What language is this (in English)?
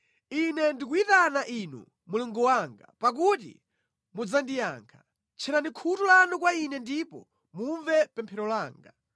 Nyanja